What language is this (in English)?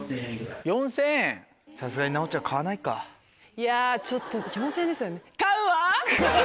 Japanese